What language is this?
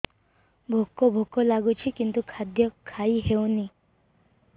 Odia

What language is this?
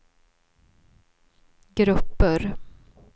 Swedish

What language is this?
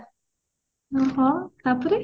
Odia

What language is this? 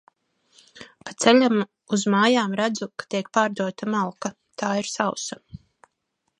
Latvian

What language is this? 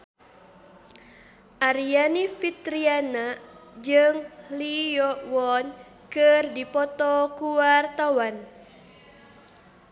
Sundanese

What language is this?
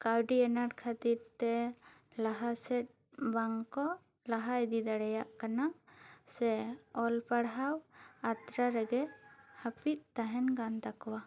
Santali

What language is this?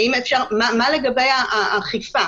Hebrew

